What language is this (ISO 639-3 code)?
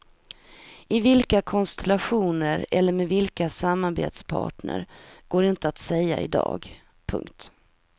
swe